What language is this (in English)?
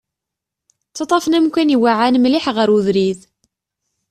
Kabyle